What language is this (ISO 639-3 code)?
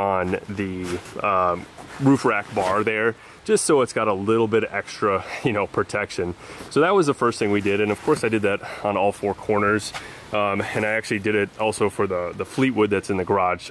eng